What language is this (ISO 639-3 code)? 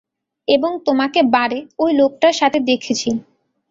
ben